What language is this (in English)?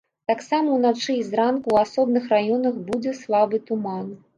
Belarusian